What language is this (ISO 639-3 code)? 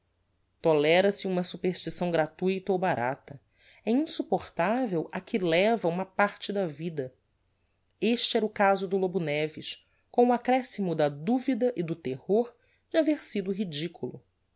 por